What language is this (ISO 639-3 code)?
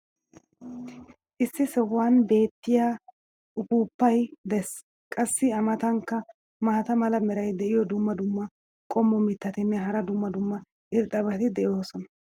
wal